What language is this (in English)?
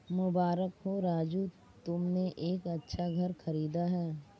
Hindi